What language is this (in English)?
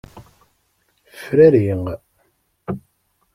Kabyle